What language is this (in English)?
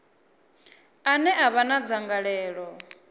Venda